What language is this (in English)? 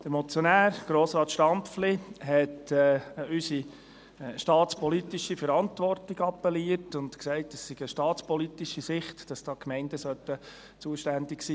Swiss German